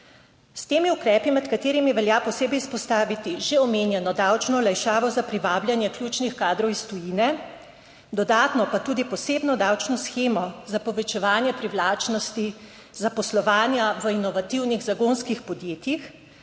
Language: Slovenian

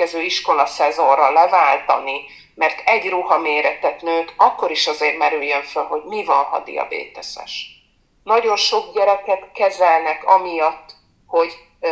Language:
Hungarian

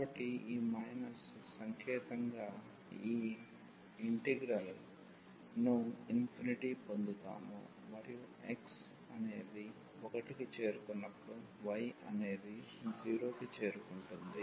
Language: Telugu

